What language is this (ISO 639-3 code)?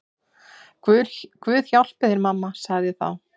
isl